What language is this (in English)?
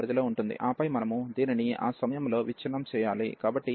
Telugu